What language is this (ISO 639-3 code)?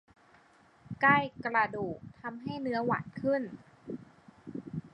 tha